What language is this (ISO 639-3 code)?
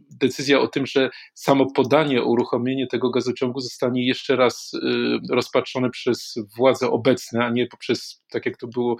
pol